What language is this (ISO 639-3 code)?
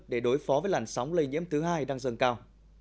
vie